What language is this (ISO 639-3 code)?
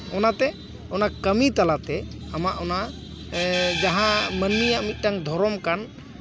sat